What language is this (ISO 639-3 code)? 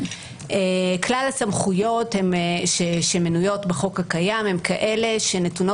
heb